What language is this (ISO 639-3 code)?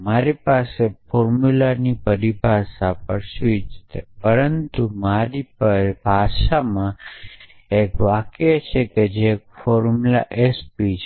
guj